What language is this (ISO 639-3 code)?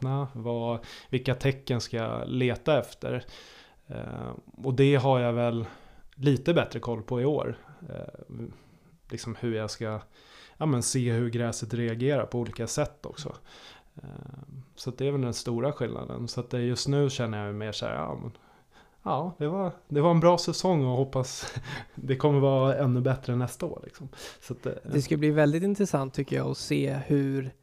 swe